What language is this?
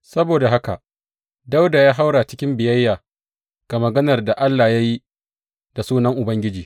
Hausa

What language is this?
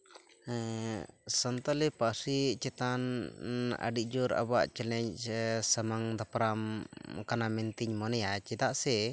Santali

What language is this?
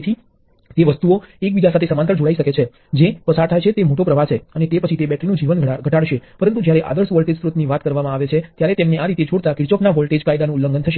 Gujarati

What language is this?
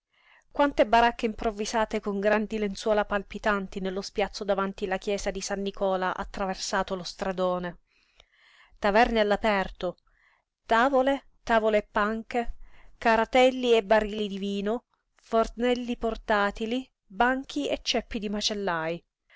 Italian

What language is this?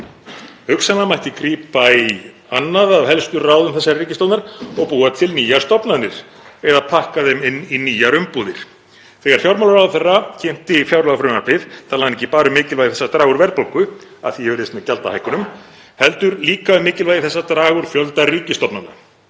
Icelandic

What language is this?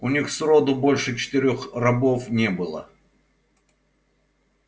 Russian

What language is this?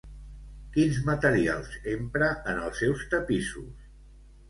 Catalan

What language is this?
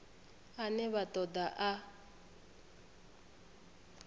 Venda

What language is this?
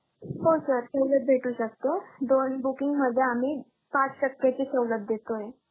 Marathi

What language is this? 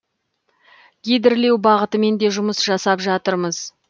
Kazakh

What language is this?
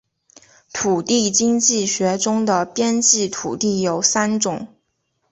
Chinese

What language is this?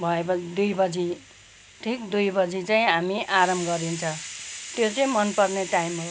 Nepali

